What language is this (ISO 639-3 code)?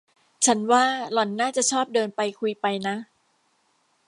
tha